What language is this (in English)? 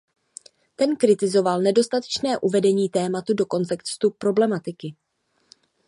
Czech